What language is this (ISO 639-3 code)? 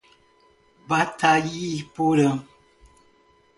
por